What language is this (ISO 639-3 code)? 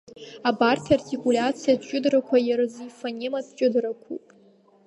abk